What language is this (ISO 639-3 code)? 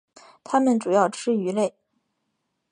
zho